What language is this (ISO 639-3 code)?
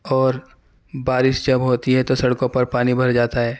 urd